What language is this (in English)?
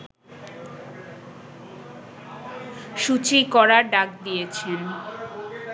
Bangla